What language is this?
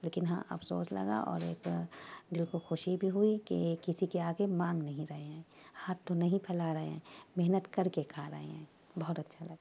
Urdu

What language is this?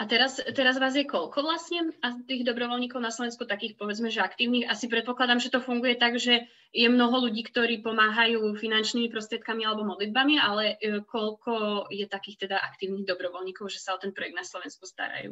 Slovak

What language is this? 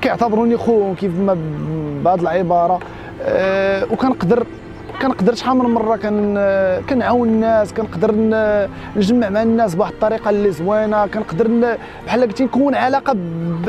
Arabic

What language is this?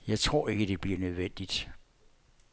Danish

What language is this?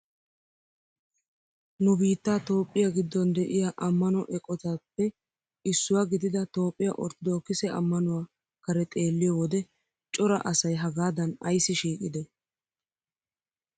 Wolaytta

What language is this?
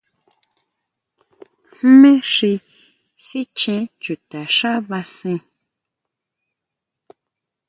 Huautla Mazatec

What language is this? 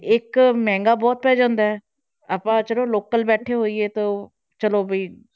Punjabi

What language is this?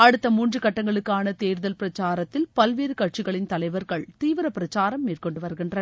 Tamil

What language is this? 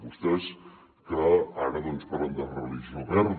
Catalan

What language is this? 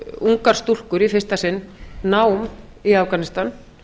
Icelandic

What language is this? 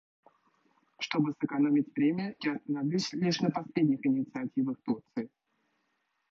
Russian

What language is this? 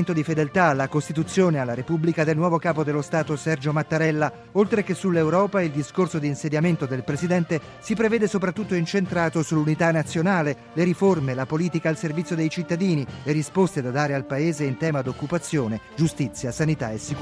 Italian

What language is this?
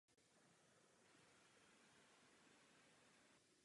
Czech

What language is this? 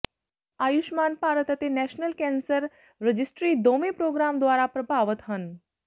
Punjabi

